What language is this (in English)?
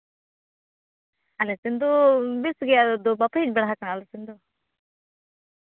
Santali